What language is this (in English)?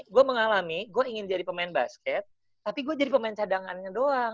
Indonesian